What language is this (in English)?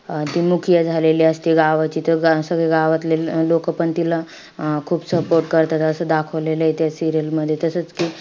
Marathi